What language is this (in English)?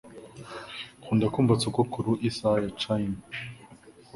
Kinyarwanda